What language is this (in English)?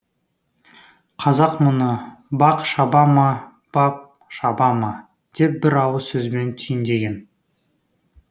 Kazakh